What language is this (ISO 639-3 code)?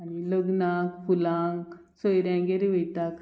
kok